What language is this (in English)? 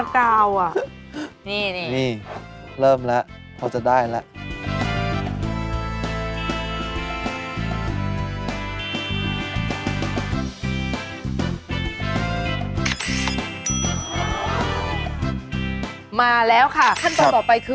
Thai